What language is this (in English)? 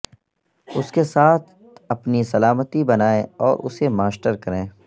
Urdu